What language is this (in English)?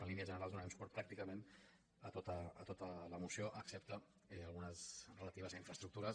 Catalan